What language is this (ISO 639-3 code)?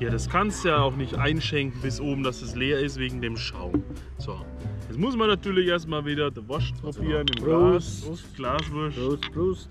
deu